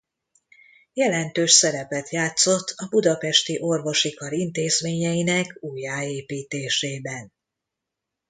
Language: Hungarian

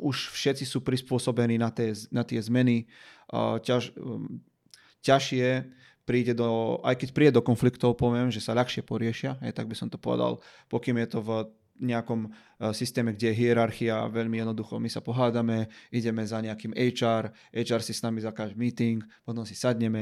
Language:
Slovak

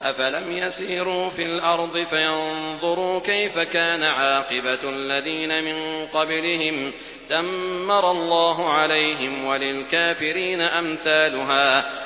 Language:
Arabic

